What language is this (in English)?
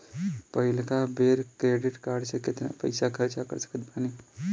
Bhojpuri